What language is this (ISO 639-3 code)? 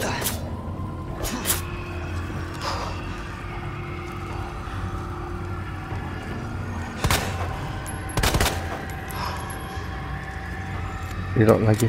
ind